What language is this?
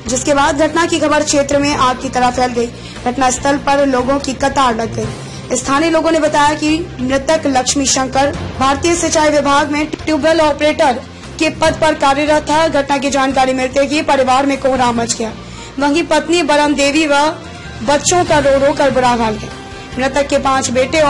Hindi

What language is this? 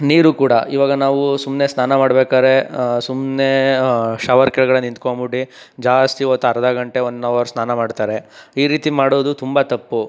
Kannada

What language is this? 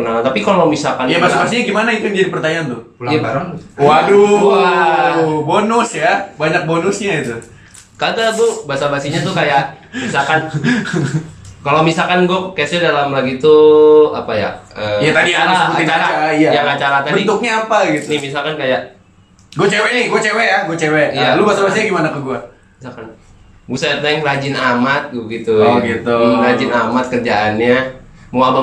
Indonesian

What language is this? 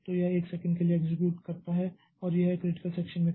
Hindi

